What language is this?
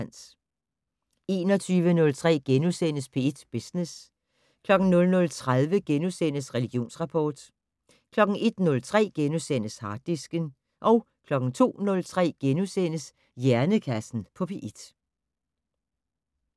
Danish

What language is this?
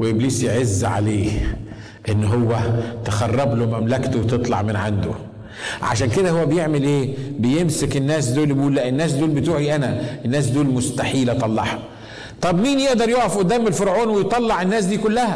Arabic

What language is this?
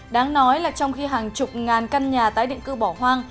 Vietnamese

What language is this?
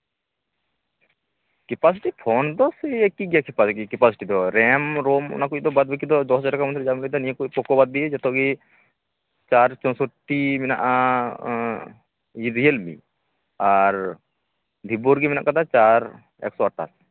Santali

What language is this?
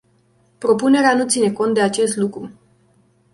Romanian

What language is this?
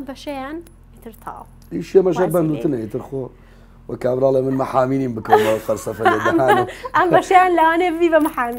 Arabic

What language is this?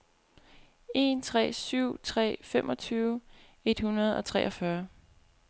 Danish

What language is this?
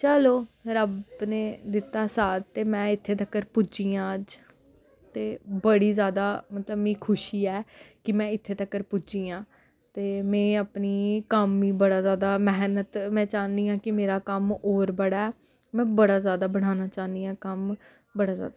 Dogri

